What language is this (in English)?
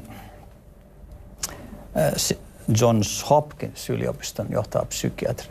Finnish